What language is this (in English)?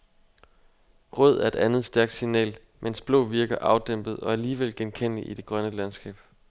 Danish